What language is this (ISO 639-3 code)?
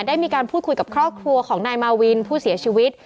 tha